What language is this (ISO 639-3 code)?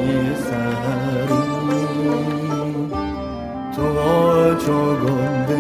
fas